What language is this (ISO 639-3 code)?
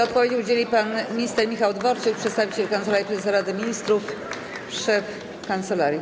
pol